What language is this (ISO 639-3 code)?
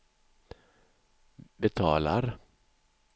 swe